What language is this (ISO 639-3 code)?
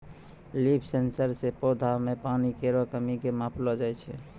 mai